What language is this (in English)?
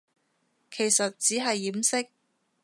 Cantonese